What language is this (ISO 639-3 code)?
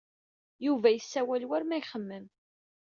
kab